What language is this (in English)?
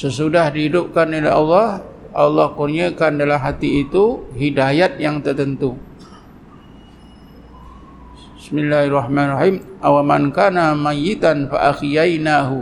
Malay